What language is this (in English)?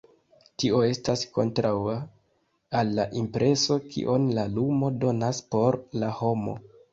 Esperanto